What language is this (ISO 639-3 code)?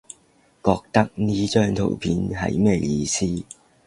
yue